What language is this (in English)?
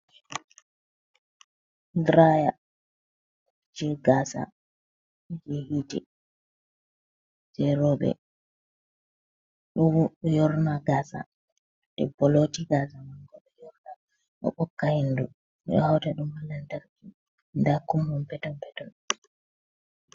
Fula